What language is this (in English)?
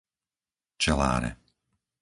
Slovak